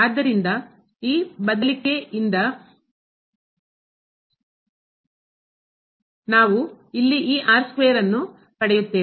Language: Kannada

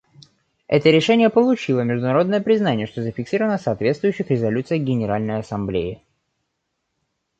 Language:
Russian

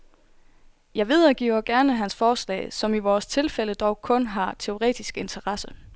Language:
Danish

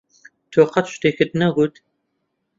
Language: Central Kurdish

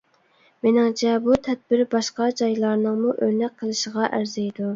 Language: Uyghur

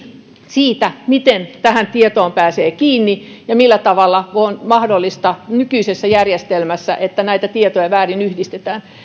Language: Finnish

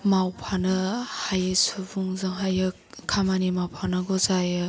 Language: Bodo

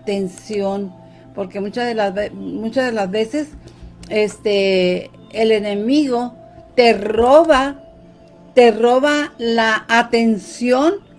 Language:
Spanish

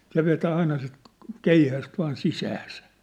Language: Finnish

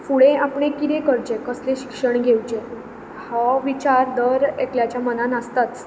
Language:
Konkani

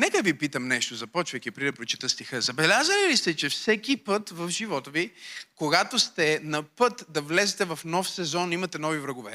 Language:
Bulgarian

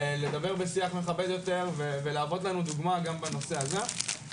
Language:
Hebrew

